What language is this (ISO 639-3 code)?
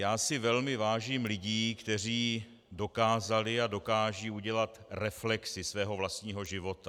ces